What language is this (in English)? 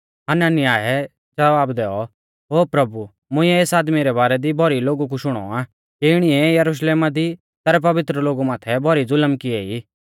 Mahasu Pahari